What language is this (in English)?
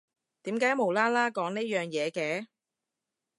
Cantonese